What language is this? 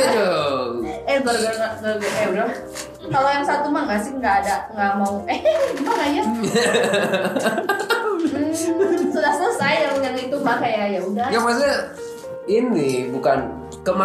Indonesian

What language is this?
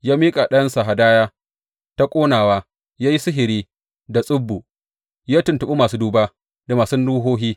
Hausa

